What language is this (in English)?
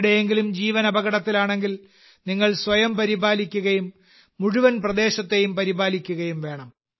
Malayalam